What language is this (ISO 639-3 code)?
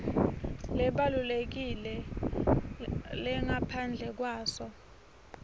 ssw